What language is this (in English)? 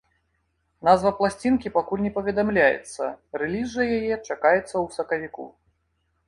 Belarusian